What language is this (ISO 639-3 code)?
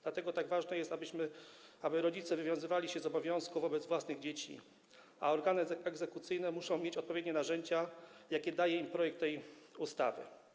pol